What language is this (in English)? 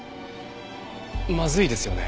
Japanese